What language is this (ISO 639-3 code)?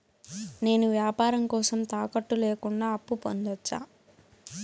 tel